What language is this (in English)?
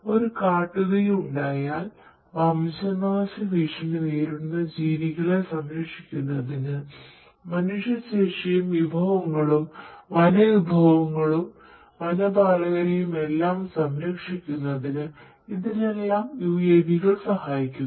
Malayalam